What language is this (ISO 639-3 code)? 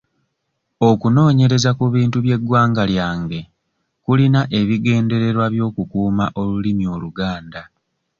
lug